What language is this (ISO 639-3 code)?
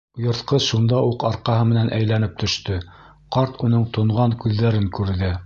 bak